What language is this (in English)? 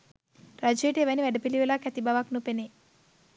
Sinhala